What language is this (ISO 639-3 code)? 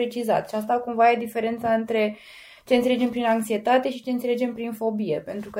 ron